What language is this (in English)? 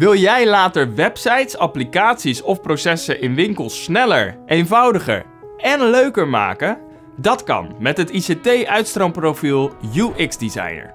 Dutch